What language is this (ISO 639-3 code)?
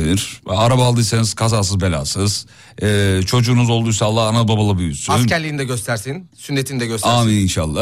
tur